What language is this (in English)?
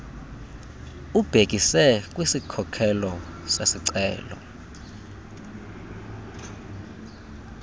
Xhosa